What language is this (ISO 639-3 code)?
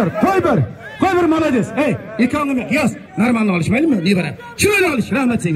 tur